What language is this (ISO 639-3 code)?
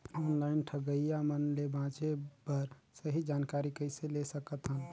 hne